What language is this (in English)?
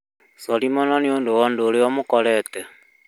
Kikuyu